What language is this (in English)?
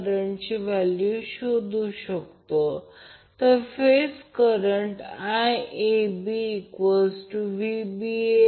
Marathi